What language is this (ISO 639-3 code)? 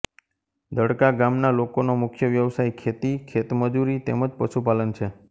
guj